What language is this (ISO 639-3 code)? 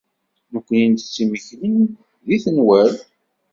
kab